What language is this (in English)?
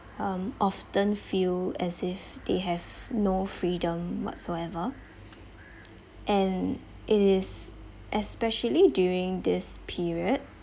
English